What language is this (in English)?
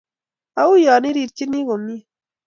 Kalenjin